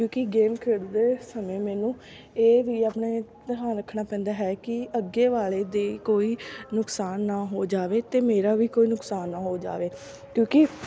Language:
Punjabi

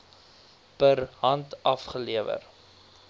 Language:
Afrikaans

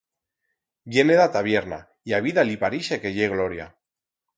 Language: Aragonese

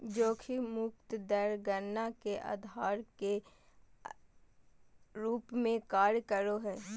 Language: Magahi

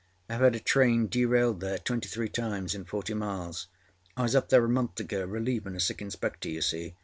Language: English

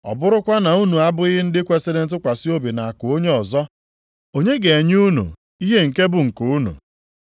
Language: Igbo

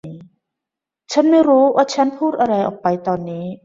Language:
Thai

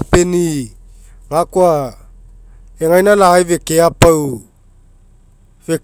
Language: Mekeo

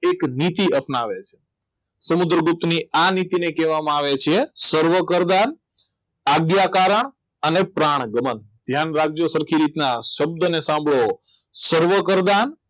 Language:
Gujarati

